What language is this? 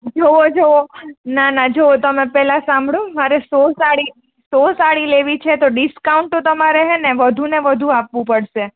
Gujarati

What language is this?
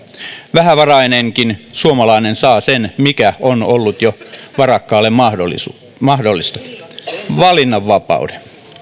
Finnish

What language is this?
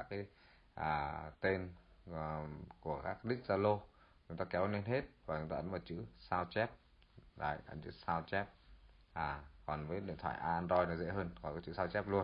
Vietnamese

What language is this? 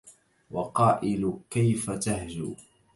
Arabic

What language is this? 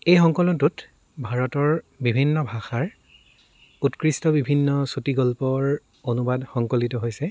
Assamese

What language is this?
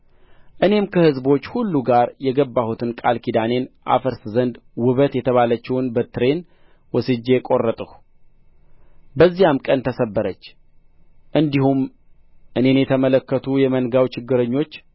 Amharic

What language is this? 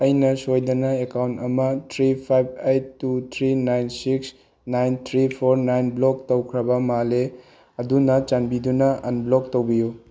Manipuri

